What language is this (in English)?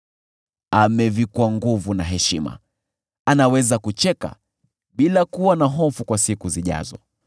Swahili